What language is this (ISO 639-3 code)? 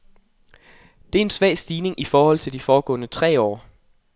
dan